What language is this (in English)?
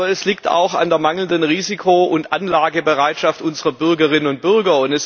German